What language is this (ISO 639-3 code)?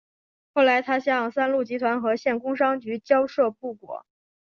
zho